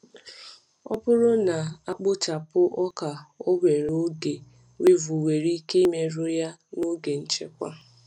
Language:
Igbo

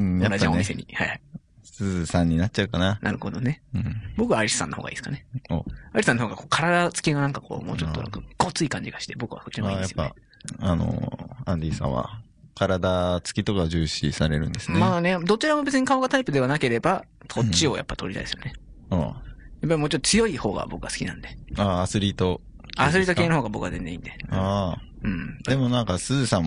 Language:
Japanese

